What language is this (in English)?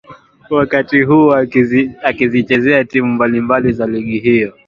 Swahili